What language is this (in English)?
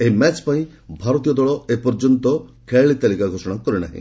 Odia